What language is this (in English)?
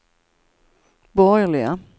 Swedish